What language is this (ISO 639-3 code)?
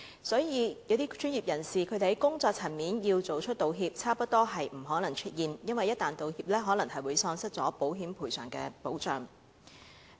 yue